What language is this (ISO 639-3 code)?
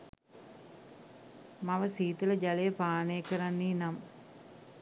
sin